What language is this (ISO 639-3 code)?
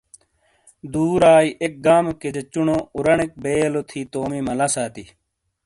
scl